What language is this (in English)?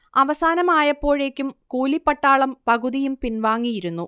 Malayalam